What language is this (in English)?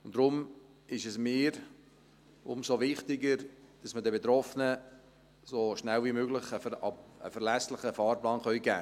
Swiss German